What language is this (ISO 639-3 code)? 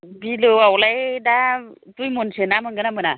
brx